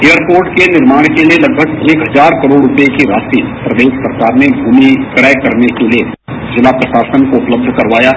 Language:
Hindi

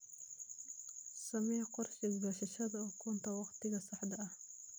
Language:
Somali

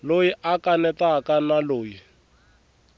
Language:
Tsonga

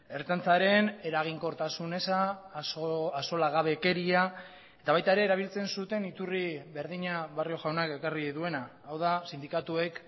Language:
Basque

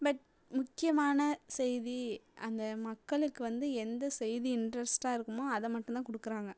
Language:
Tamil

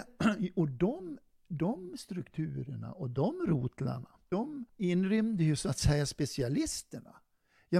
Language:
Swedish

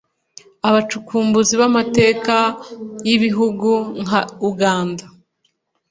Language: Kinyarwanda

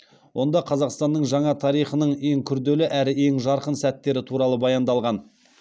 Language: Kazakh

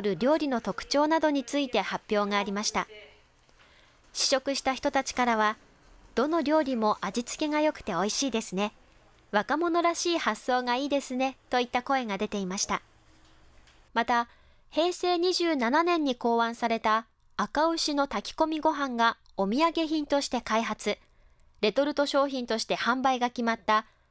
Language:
Japanese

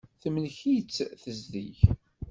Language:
Kabyle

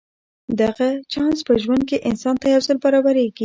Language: Pashto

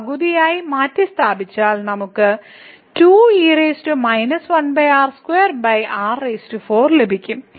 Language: Malayalam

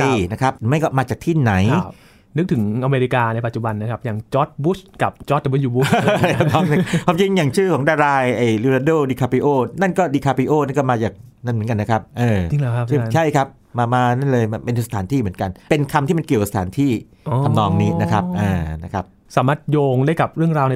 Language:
Thai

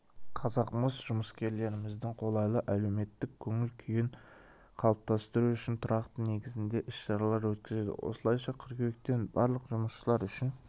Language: Kazakh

